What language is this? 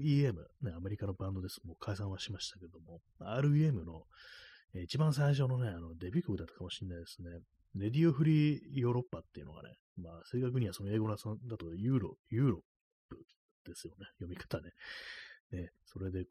Japanese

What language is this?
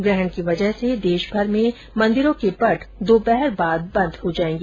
Hindi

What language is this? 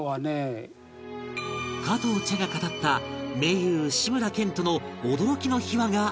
Japanese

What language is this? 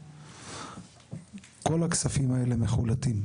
Hebrew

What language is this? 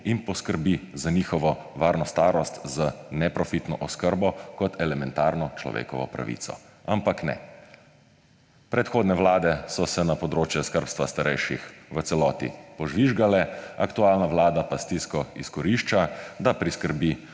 Slovenian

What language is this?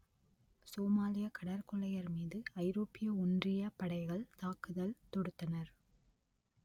Tamil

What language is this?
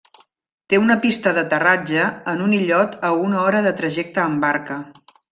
Catalan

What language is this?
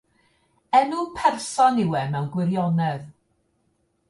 Welsh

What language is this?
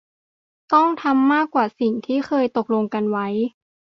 Thai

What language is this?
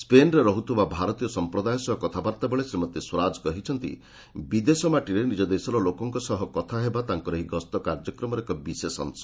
Odia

